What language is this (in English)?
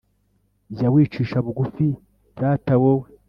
Kinyarwanda